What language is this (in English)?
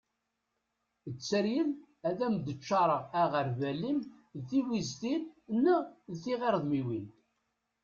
Kabyle